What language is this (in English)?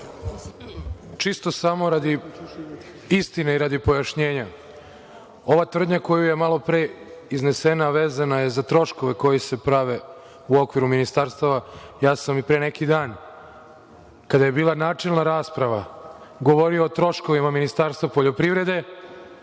Serbian